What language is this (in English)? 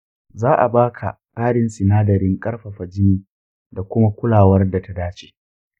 Hausa